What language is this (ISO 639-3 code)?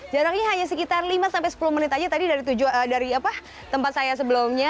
ind